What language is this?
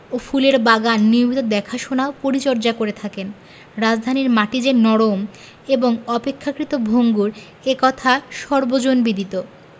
Bangla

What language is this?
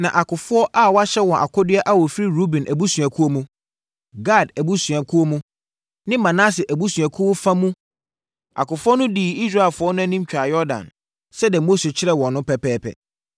Akan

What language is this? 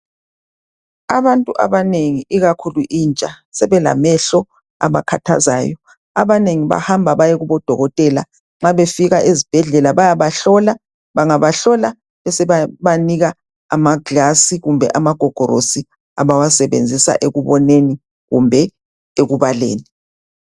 North Ndebele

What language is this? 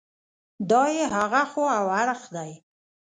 Pashto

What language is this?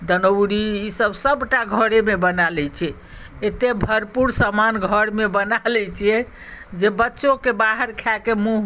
Maithili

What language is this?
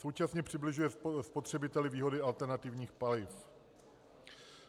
Czech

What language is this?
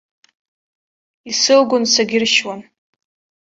Abkhazian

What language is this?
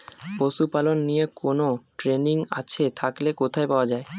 Bangla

